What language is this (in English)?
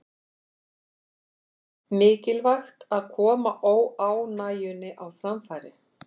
Icelandic